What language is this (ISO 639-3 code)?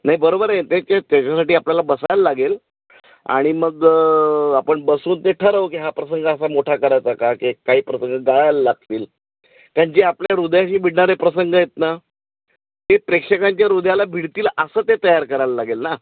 mar